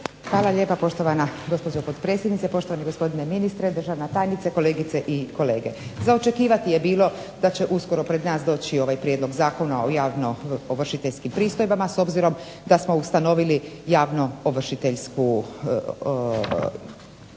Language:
Croatian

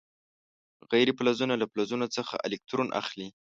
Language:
Pashto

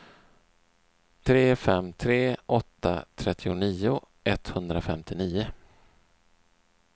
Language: Swedish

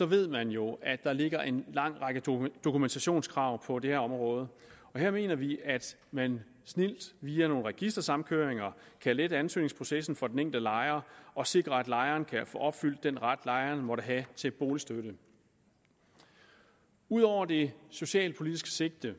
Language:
Danish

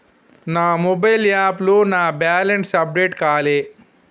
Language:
Telugu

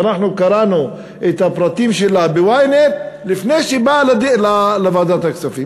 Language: Hebrew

